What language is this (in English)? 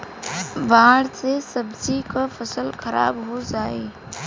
Bhojpuri